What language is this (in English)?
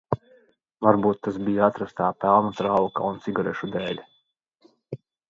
Latvian